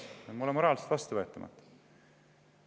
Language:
Estonian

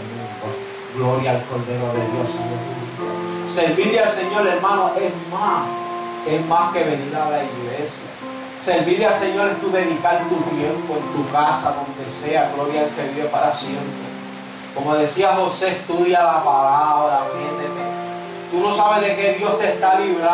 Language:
Spanish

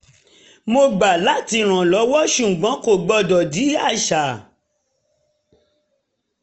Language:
Yoruba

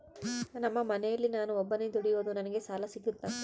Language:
Kannada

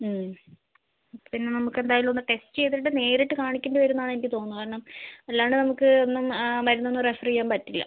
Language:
Malayalam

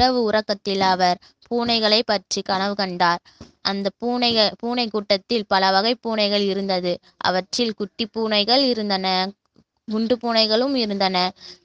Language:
Tamil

